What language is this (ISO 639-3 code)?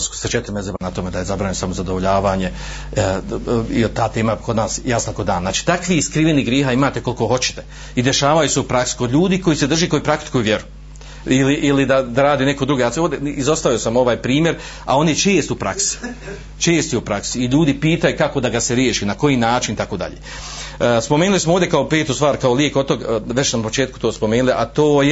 hrv